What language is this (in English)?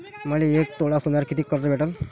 Marathi